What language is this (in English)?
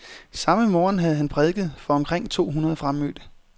Danish